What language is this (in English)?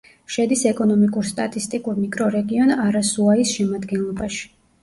Georgian